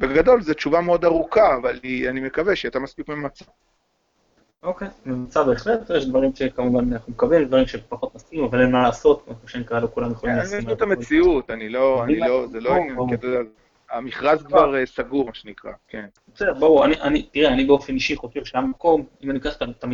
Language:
Hebrew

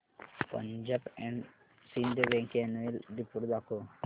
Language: Marathi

